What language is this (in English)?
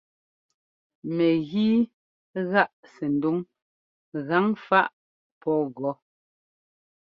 Ngomba